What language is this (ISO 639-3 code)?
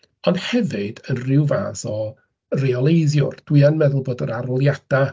cym